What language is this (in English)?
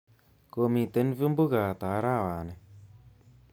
Kalenjin